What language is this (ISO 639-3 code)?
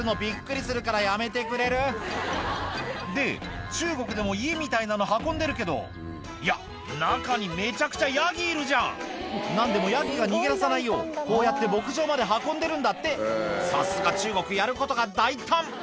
jpn